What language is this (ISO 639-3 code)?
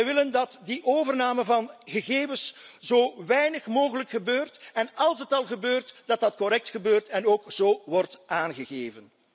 nld